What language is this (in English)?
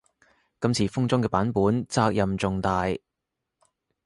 Cantonese